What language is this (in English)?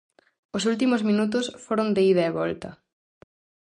Galician